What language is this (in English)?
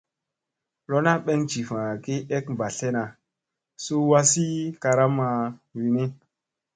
Musey